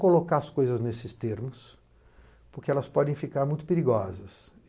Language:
Portuguese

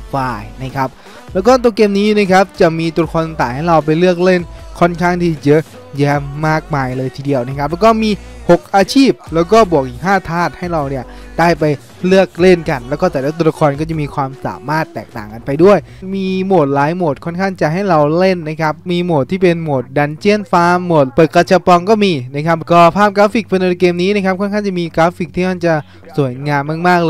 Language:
Thai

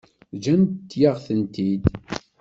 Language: Kabyle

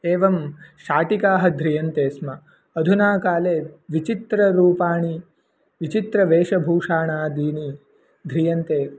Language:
Sanskrit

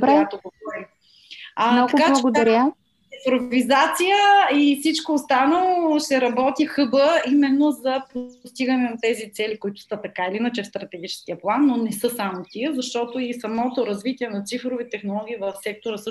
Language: Bulgarian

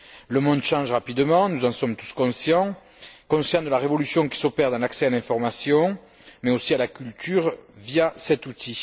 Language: French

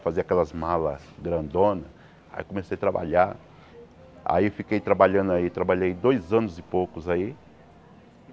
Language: Portuguese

